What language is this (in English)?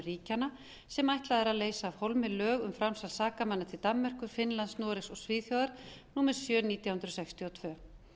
Icelandic